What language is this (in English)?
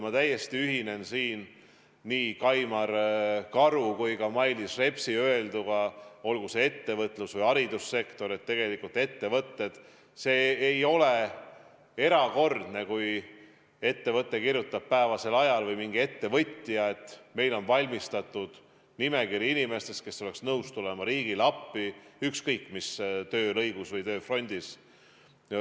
Estonian